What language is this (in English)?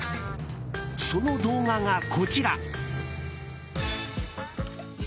Japanese